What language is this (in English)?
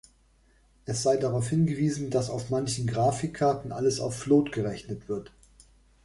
German